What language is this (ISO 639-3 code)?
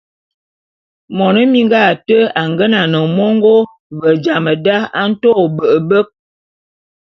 bum